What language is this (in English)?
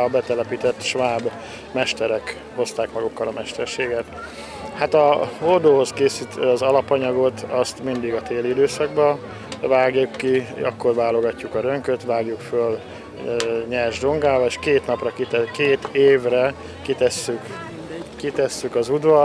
Hungarian